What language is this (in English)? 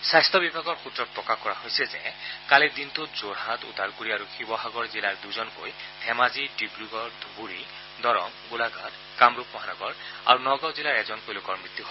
Assamese